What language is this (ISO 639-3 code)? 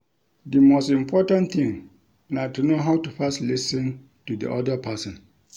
pcm